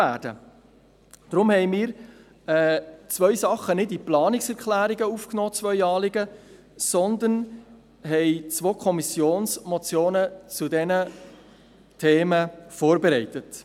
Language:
Swiss German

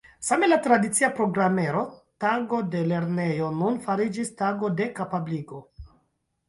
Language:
Esperanto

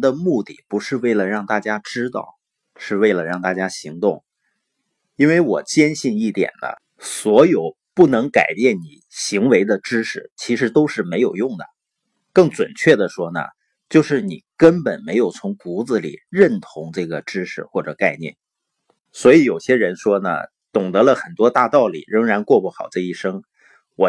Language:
Chinese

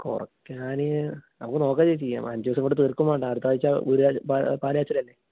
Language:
Malayalam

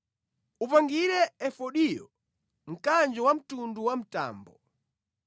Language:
Nyanja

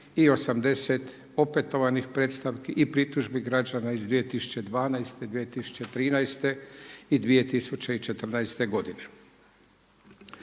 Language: Croatian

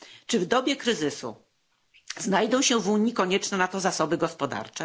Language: Polish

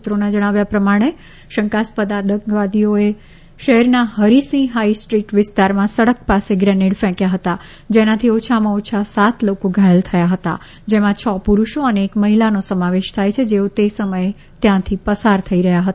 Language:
Gujarati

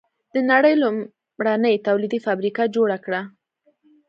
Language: Pashto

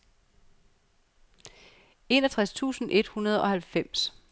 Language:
Danish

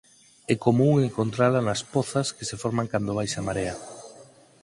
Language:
Galician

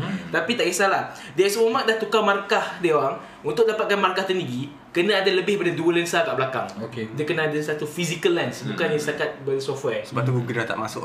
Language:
Malay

